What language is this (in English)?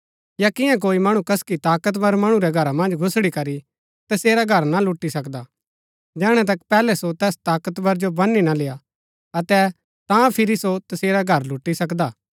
Gaddi